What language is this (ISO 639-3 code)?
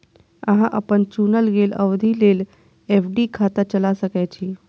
mai